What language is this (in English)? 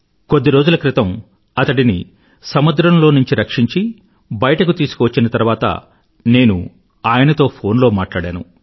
Telugu